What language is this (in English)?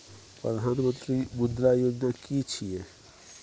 Maithili